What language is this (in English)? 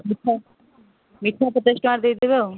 Odia